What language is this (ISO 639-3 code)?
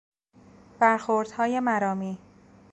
fas